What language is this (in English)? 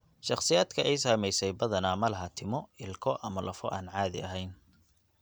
Somali